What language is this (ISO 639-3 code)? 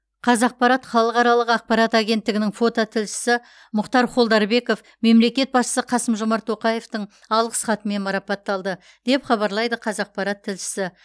kaz